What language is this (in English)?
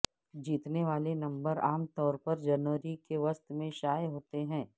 Urdu